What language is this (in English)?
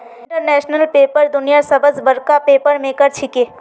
Magahi